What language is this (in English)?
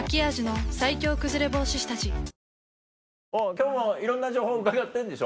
Japanese